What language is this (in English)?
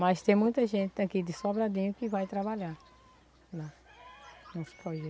Portuguese